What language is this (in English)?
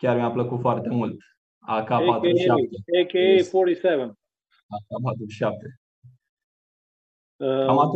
Romanian